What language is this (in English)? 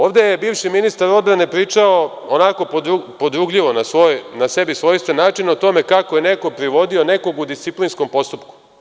Serbian